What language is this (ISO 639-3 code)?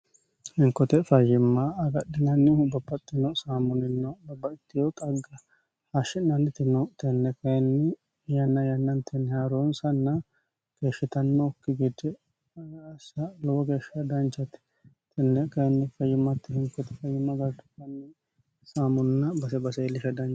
sid